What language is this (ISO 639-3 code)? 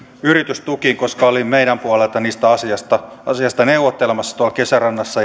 fin